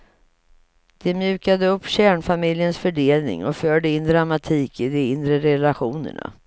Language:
Swedish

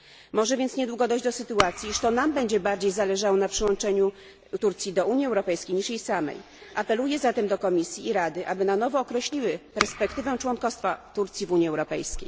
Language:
Polish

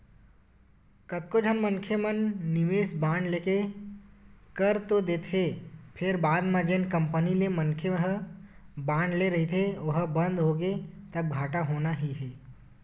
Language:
Chhattisgarhi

